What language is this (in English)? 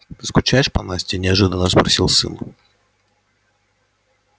Russian